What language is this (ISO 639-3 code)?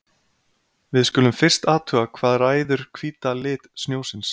isl